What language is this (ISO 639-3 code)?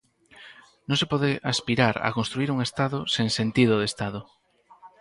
glg